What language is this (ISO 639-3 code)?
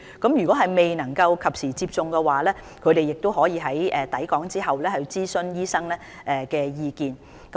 yue